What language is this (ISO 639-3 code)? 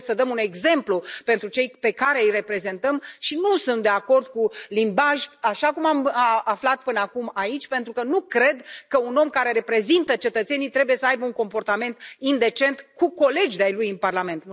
ron